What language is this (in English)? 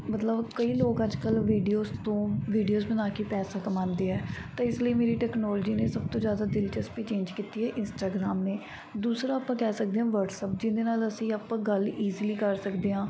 Punjabi